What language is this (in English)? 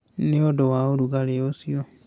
Kikuyu